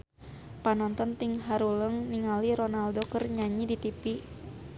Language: Sundanese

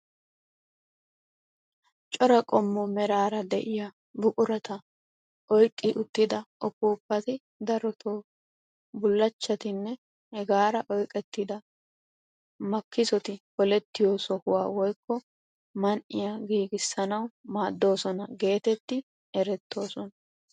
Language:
Wolaytta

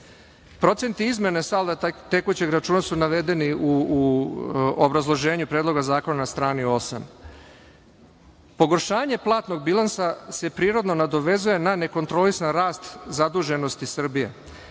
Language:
Serbian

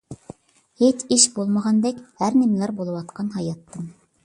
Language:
Uyghur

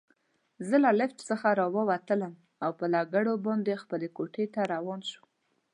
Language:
Pashto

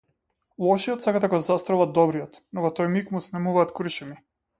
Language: Macedonian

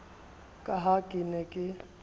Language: Southern Sotho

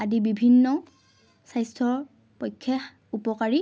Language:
Assamese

